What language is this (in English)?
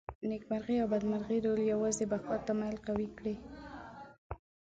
Pashto